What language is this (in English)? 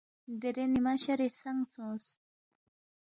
Balti